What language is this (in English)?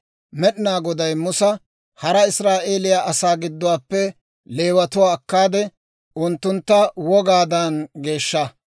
Dawro